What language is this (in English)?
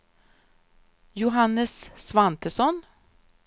Swedish